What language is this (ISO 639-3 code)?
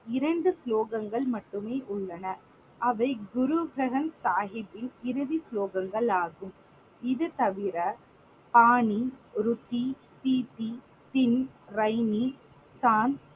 tam